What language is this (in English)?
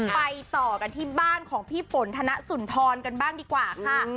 Thai